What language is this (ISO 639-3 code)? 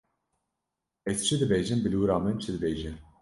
kur